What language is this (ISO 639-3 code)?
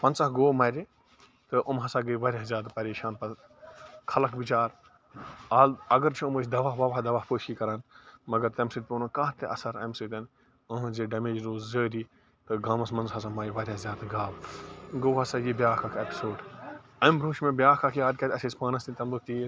kas